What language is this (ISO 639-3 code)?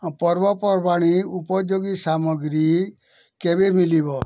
ori